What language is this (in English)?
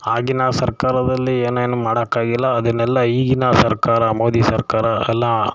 Kannada